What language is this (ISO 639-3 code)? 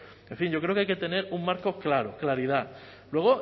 spa